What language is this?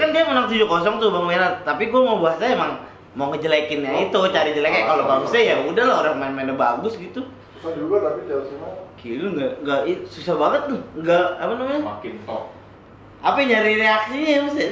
Indonesian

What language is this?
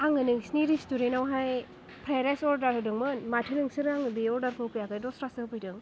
Bodo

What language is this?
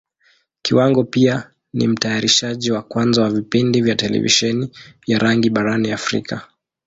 Swahili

